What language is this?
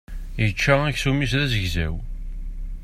Kabyle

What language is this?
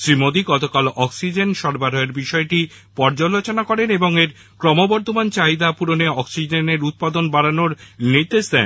Bangla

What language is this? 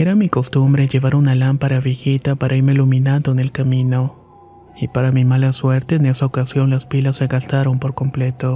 Spanish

